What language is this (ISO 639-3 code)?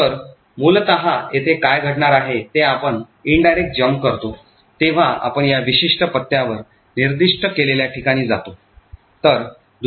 mar